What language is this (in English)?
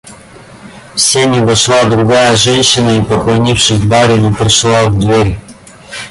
Russian